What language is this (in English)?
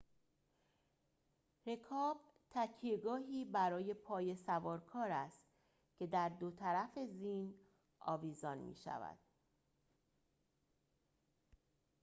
Persian